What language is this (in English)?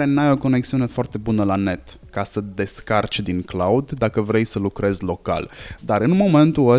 Romanian